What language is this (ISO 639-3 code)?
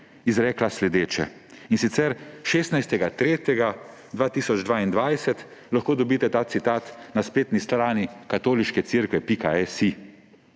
slv